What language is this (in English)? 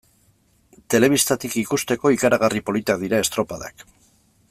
Basque